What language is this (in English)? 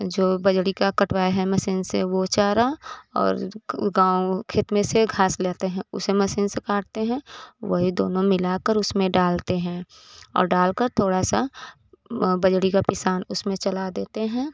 Hindi